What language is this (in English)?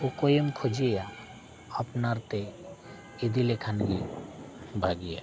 Santali